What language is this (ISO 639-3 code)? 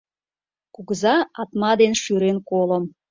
chm